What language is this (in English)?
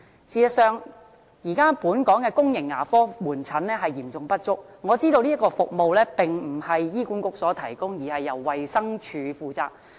Cantonese